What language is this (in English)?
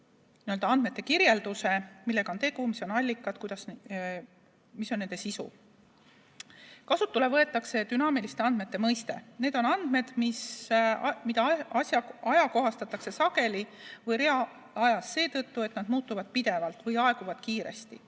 Estonian